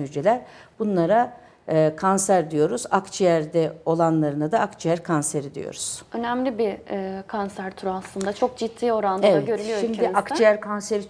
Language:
Turkish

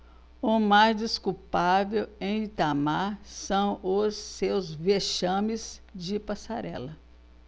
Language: Portuguese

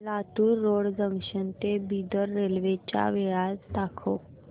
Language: Marathi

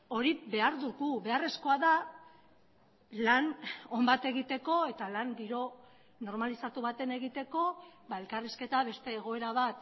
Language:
Basque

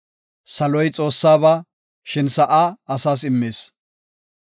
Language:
Gofa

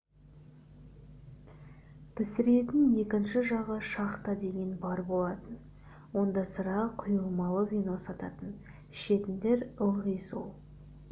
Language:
Kazakh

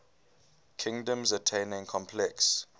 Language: English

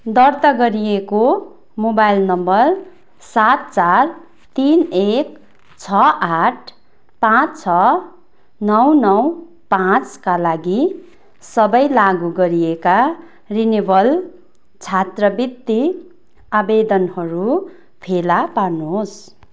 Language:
Nepali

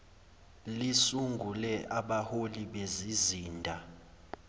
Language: Zulu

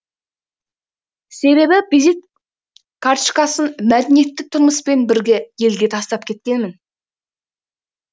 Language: Kazakh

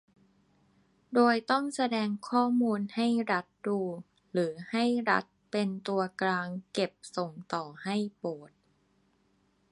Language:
Thai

